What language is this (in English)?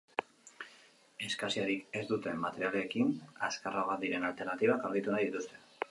Basque